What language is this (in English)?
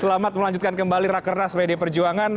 Indonesian